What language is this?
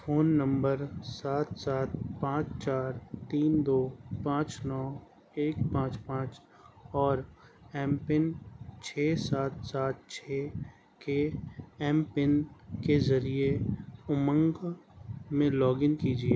Urdu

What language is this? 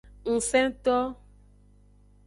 Aja (Benin)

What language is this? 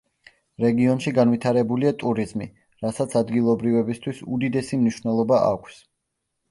Georgian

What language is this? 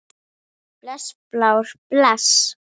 Icelandic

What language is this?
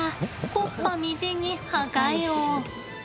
Japanese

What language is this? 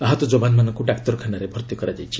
Odia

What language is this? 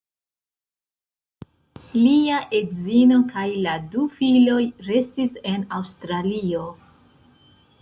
Esperanto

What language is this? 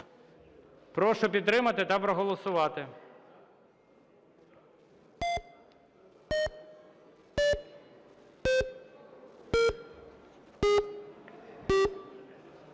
Ukrainian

